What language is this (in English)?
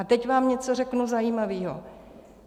Czech